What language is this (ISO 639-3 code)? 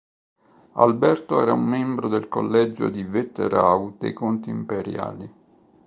ita